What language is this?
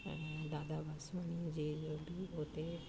Sindhi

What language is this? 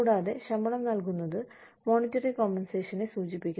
Malayalam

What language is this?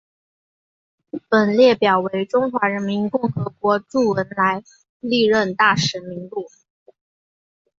Chinese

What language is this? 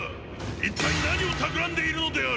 Japanese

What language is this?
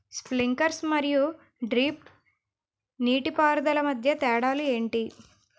Telugu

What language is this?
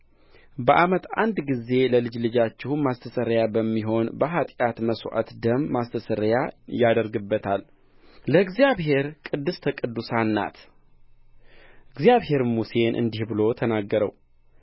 Amharic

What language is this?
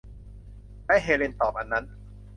Thai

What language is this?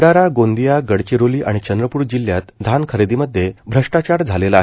Marathi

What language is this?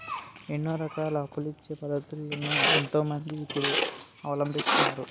Telugu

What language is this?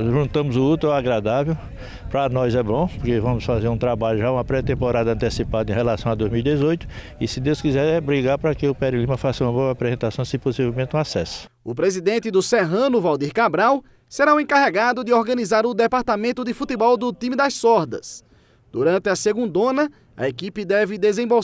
Portuguese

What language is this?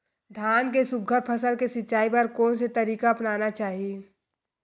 Chhattisgarhi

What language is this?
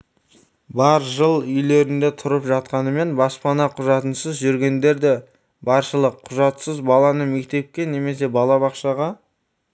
Kazakh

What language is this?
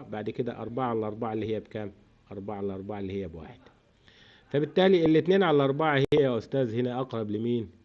Arabic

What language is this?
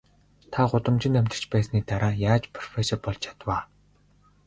Mongolian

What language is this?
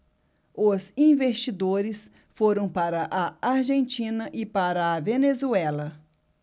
Portuguese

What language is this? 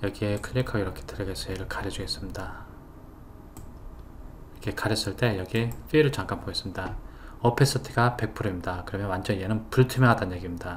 Korean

